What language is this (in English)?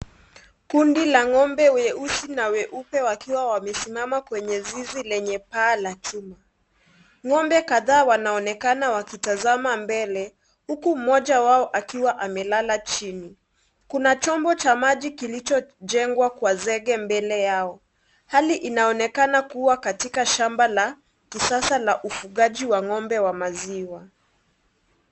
Swahili